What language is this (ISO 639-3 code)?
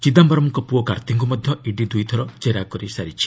ori